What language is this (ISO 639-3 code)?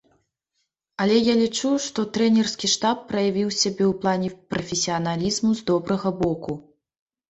bel